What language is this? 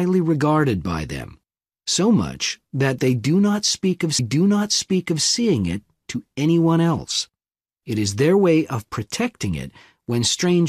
English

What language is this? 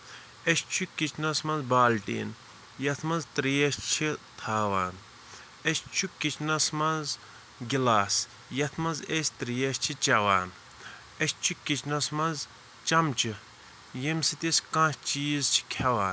Kashmiri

